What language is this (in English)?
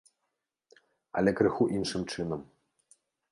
Belarusian